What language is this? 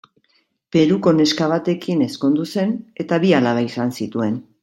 Basque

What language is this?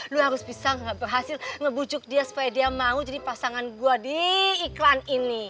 Indonesian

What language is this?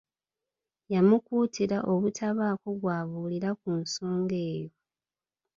Ganda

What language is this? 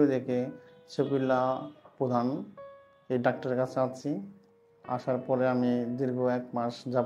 Bangla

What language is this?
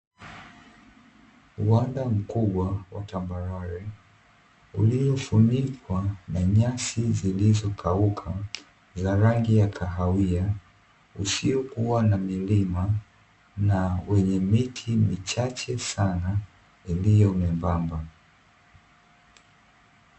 Swahili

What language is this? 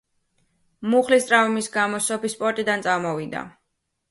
Georgian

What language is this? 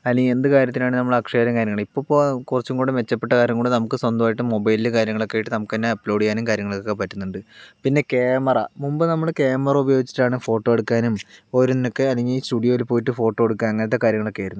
Malayalam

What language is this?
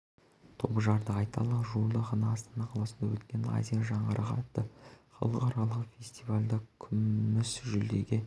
Kazakh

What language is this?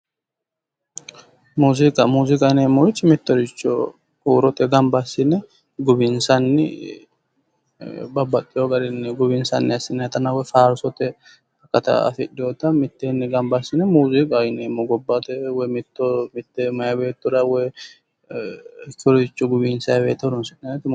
Sidamo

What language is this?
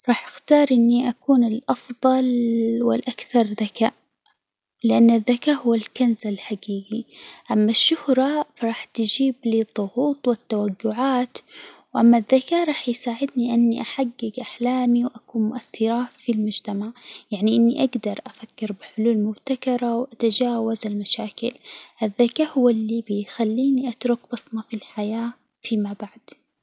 Hijazi Arabic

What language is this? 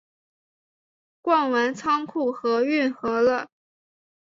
Chinese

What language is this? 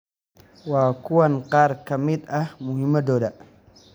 Somali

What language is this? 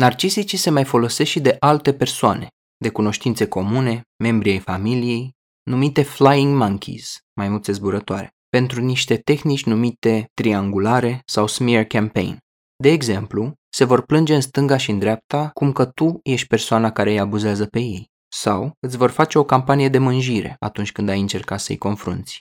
Romanian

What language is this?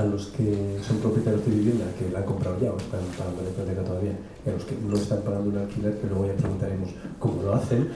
Spanish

